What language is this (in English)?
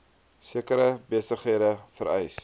Afrikaans